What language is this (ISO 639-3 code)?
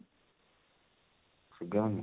ori